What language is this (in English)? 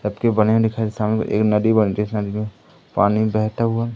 Hindi